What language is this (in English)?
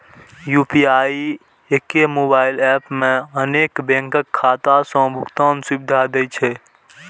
Maithili